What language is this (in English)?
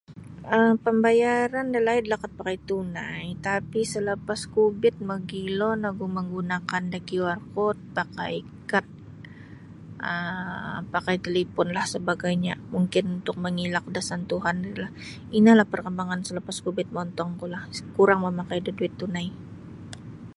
Sabah Bisaya